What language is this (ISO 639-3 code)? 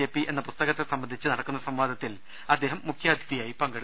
mal